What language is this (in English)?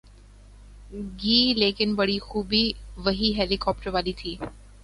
Urdu